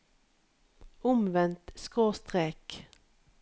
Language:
Norwegian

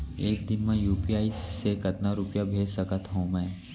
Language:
Chhattisgarhi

